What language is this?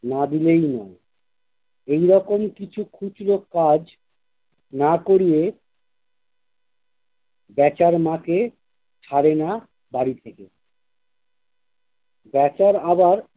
Bangla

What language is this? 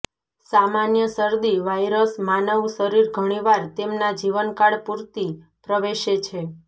Gujarati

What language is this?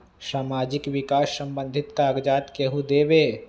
Magahi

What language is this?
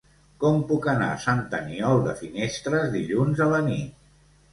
Catalan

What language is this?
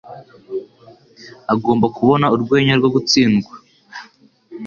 Kinyarwanda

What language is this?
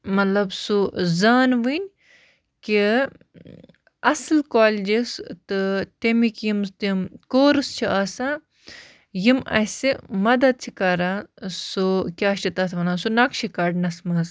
Kashmiri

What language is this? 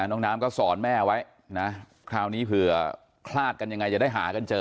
Thai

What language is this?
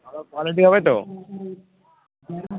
Bangla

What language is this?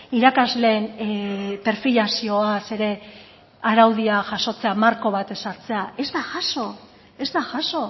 Basque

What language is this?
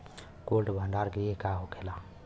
Bhojpuri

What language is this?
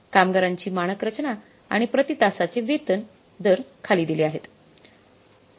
Marathi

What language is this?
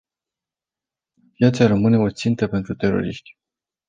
Romanian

